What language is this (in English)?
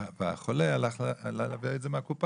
Hebrew